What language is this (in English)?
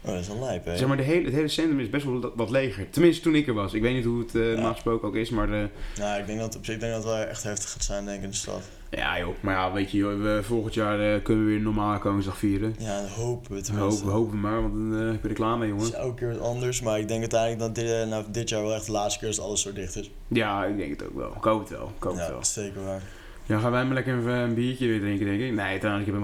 Dutch